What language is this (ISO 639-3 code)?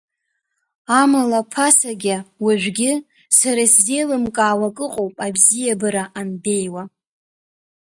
abk